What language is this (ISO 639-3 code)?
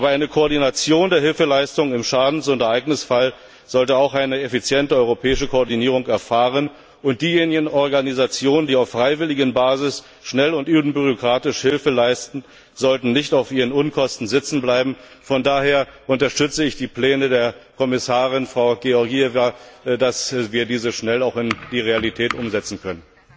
deu